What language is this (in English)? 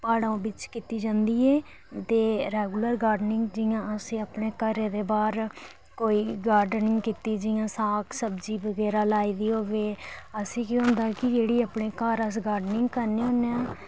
Dogri